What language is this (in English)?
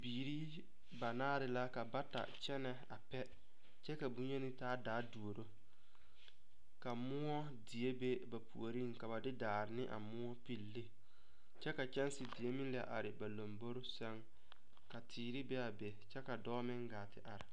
Southern Dagaare